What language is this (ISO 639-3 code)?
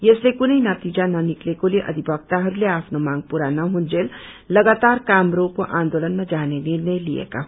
nep